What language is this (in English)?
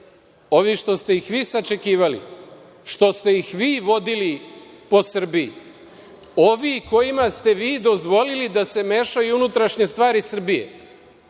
Serbian